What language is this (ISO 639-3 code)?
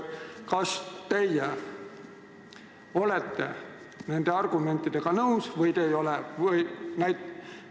est